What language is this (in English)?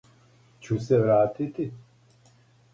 Serbian